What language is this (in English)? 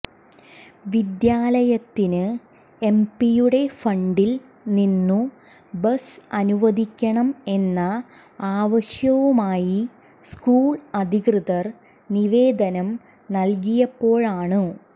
Malayalam